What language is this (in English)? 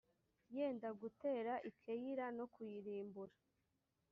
Kinyarwanda